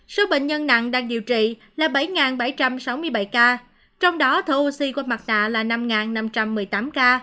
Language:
Vietnamese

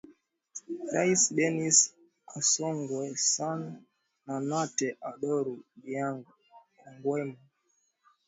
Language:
Swahili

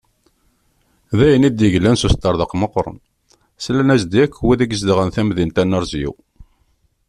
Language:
Kabyle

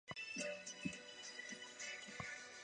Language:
Chinese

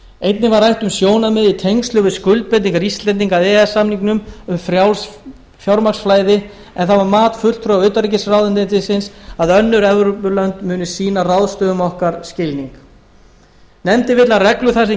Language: Icelandic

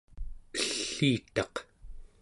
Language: Central Yupik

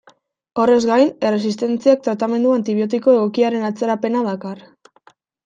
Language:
Basque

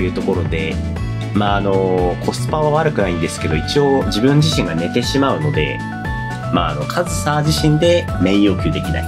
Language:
Japanese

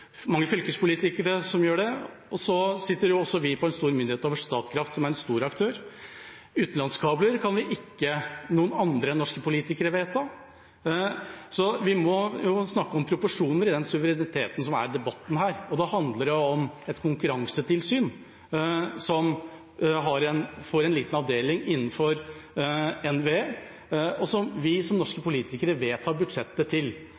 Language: Norwegian Bokmål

